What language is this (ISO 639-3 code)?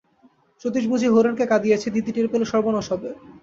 ben